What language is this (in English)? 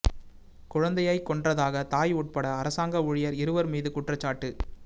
Tamil